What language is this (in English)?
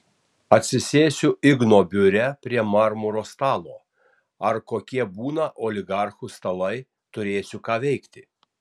Lithuanian